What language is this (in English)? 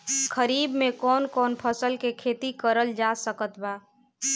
Bhojpuri